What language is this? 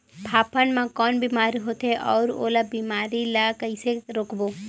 Chhattisgarhi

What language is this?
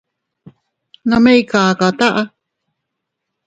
Teutila Cuicatec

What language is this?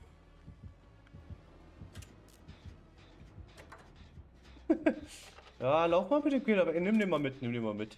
German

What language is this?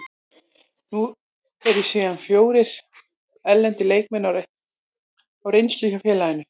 Icelandic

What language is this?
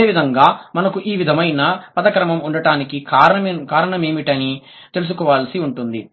Telugu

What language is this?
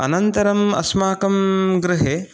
Sanskrit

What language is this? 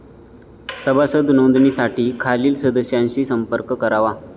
Marathi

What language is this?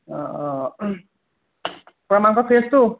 Assamese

